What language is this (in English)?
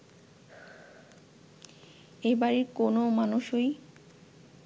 Bangla